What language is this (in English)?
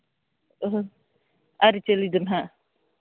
Santali